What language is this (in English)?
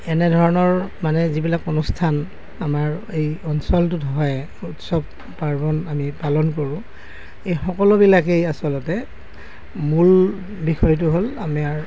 Assamese